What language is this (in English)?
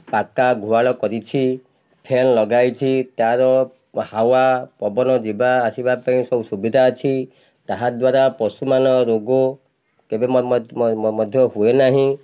Odia